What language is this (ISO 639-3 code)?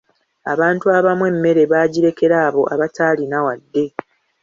lug